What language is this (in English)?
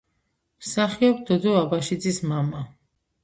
Georgian